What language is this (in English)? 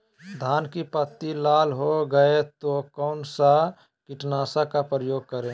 Magahi